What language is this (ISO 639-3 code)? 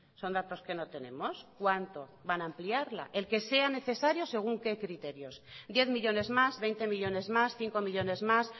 spa